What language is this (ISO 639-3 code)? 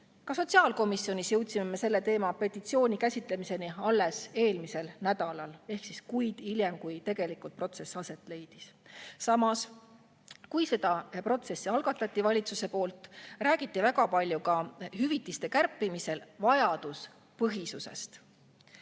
est